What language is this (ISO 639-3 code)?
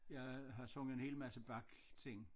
dan